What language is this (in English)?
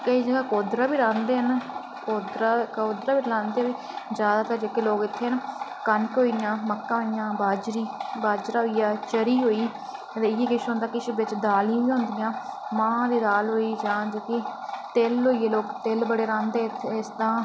Dogri